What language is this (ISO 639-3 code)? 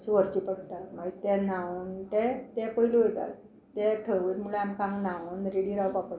kok